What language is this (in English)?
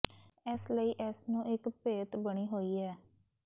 Punjabi